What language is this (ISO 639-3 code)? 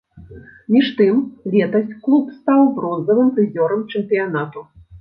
bel